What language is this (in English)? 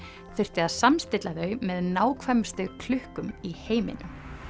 Icelandic